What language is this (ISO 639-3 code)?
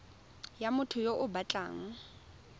tsn